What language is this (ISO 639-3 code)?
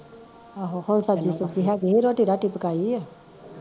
pan